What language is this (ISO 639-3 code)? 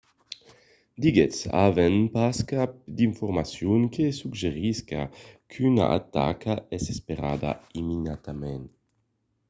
oci